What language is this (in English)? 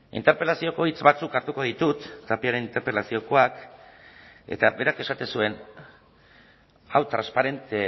Basque